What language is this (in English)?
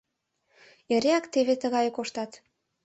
Mari